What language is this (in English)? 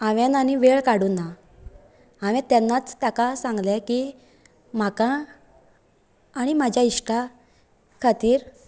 Konkani